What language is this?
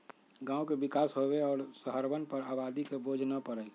Magahi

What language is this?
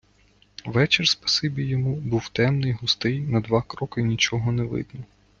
Ukrainian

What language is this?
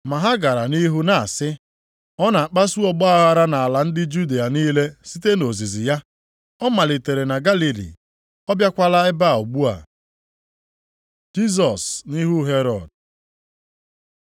Igbo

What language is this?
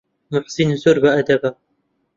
Central Kurdish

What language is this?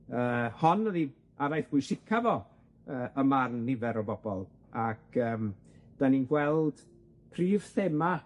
Welsh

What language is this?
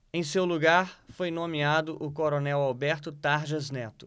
Portuguese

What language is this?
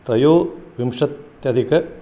Sanskrit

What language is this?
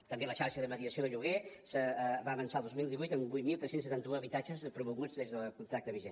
Catalan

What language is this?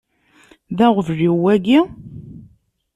Kabyle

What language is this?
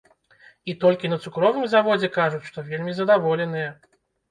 Belarusian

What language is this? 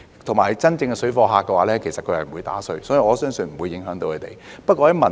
Cantonese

